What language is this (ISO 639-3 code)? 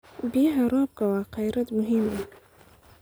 som